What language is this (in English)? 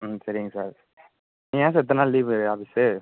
Tamil